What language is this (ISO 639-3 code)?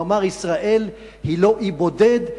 heb